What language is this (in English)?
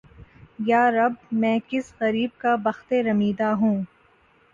Urdu